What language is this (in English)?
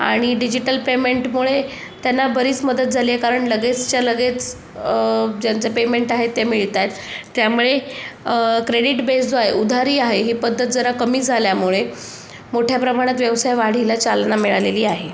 Marathi